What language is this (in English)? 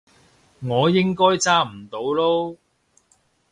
Cantonese